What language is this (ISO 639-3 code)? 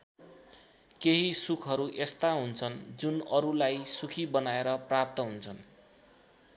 nep